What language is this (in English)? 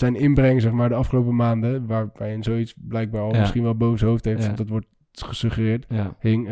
Dutch